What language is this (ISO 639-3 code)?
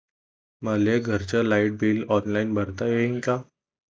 mar